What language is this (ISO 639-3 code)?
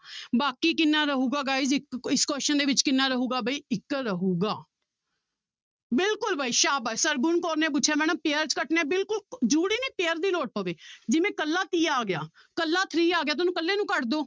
pan